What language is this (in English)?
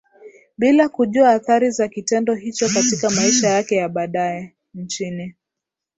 Swahili